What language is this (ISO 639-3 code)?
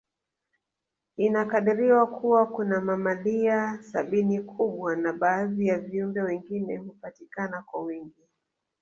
swa